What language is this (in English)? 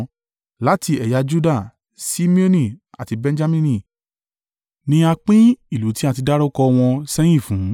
Yoruba